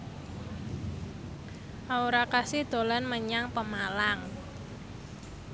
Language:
Javanese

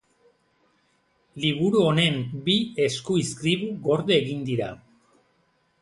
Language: Basque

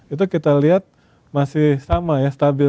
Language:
Indonesian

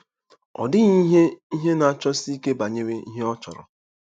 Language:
Igbo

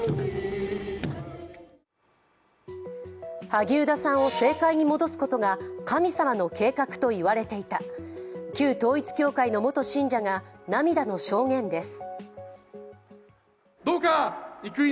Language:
Japanese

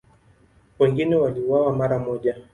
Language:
Swahili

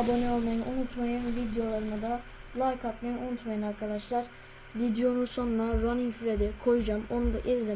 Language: Turkish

